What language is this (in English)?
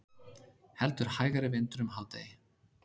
Icelandic